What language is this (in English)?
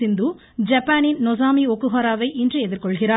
Tamil